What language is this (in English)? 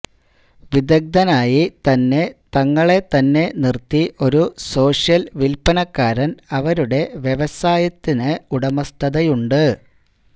Malayalam